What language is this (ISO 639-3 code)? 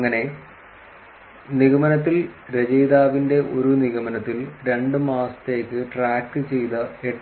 mal